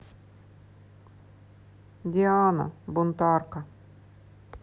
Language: Russian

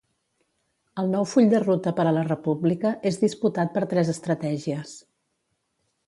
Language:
Catalan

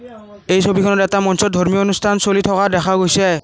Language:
Assamese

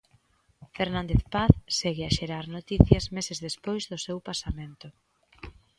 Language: Galician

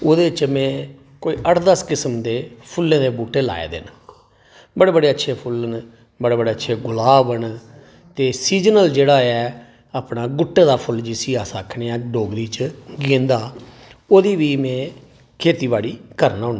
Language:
Dogri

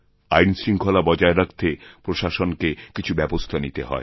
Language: Bangla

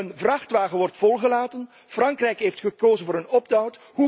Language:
Dutch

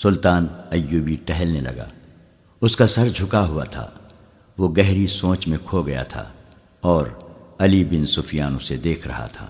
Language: Urdu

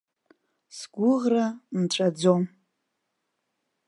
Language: Abkhazian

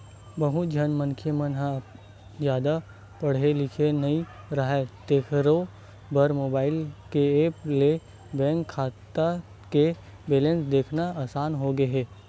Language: Chhattisgarhi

